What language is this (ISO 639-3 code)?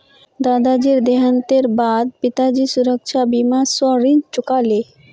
mag